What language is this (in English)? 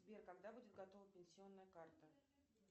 Russian